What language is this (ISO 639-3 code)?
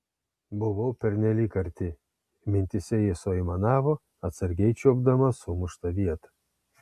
lit